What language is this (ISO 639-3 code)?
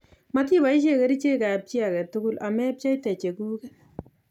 kln